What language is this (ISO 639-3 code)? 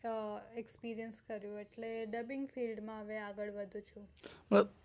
guj